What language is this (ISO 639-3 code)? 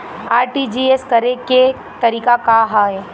bho